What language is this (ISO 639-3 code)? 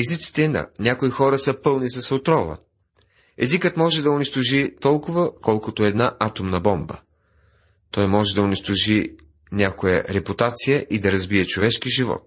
bul